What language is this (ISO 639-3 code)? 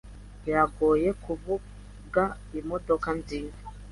kin